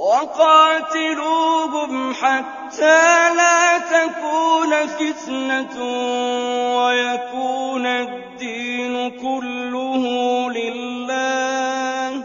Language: Arabic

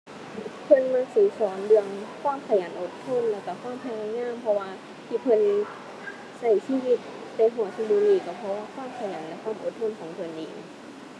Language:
Thai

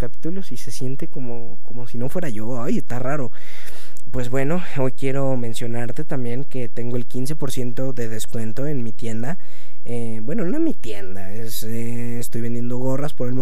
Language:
Spanish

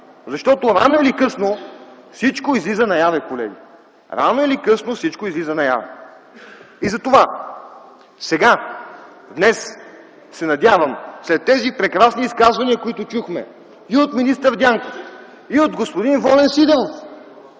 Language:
Bulgarian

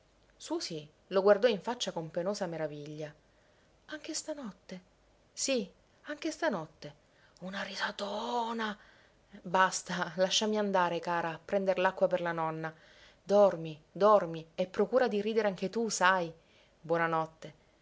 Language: Italian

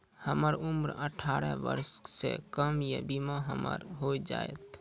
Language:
Maithili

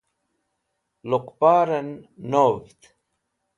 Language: Wakhi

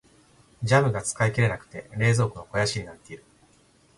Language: Japanese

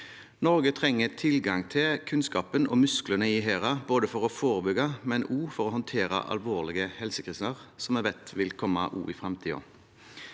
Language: Norwegian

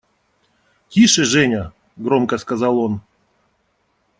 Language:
Russian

